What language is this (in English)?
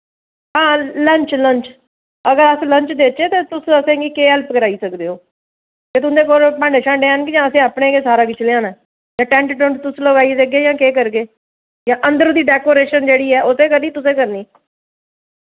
Dogri